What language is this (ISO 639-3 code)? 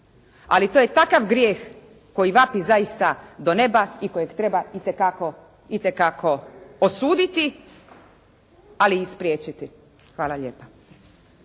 hrv